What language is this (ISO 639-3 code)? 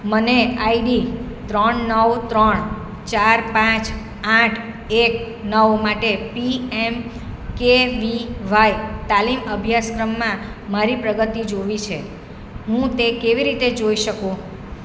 guj